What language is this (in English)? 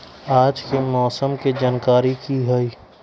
Magahi